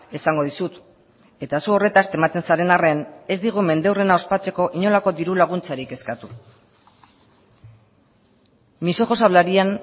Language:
Basque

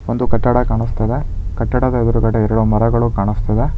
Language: Kannada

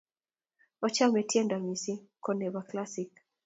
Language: Kalenjin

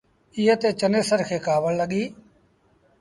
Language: Sindhi Bhil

